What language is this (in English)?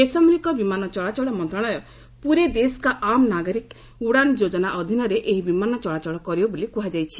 Odia